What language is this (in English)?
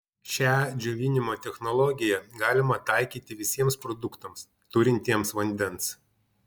Lithuanian